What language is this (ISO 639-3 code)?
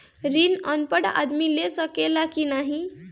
bho